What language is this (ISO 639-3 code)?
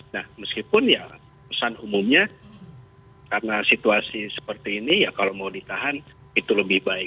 ind